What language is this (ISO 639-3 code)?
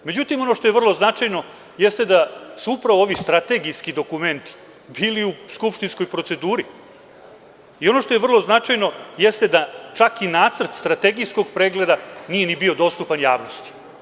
srp